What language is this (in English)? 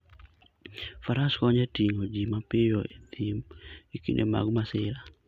Luo (Kenya and Tanzania)